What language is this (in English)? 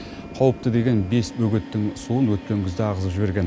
Kazakh